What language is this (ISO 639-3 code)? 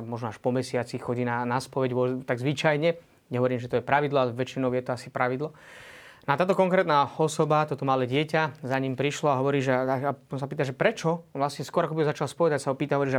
slk